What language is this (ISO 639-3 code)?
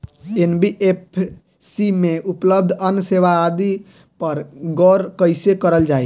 bho